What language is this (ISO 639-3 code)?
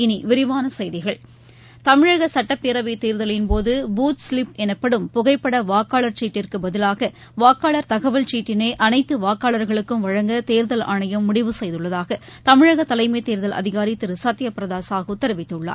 tam